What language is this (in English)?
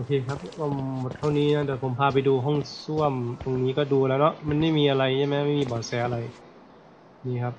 Thai